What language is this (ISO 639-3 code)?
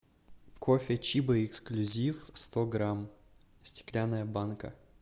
rus